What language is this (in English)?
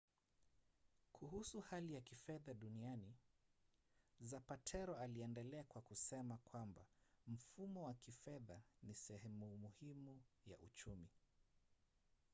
Swahili